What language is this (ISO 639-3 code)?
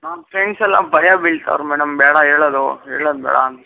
kan